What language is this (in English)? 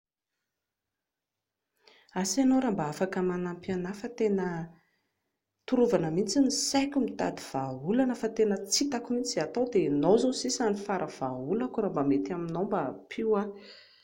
Malagasy